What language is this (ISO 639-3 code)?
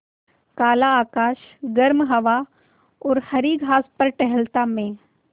hin